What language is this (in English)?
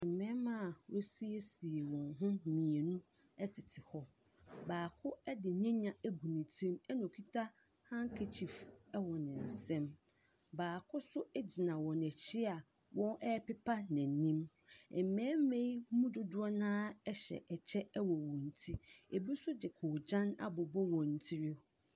Akan